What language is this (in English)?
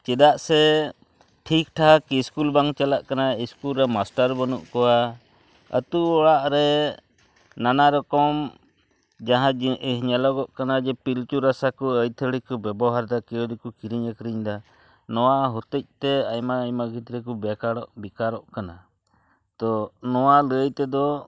Santali